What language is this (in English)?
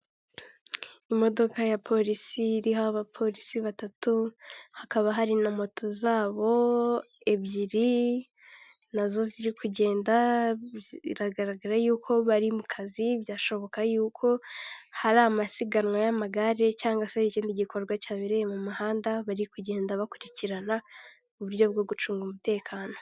Kinyarwanda